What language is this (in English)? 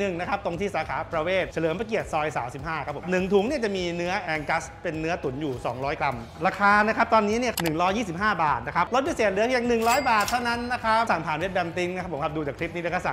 Thai